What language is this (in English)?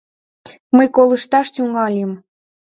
Mari